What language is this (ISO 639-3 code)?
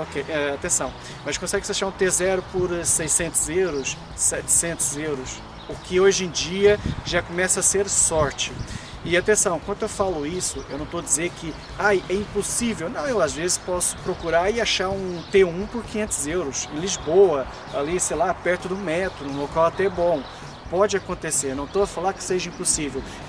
por